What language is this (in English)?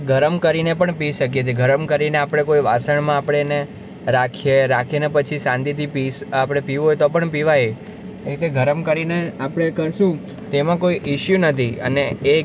Gujarati